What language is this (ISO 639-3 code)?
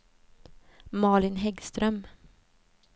swe